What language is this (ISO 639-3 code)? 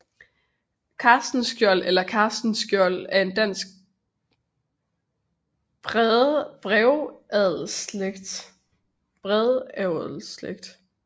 dan